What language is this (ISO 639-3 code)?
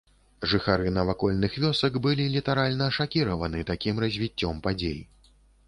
bel